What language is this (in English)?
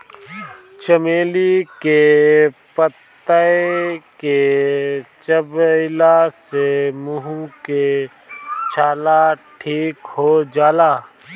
Bhojpuri